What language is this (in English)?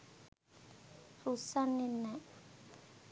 Sinhala